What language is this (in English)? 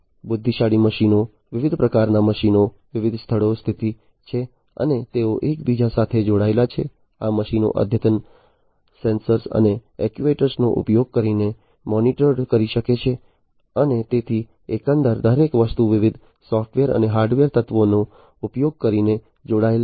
Gujarati